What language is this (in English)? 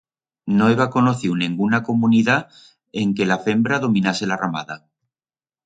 Aragonese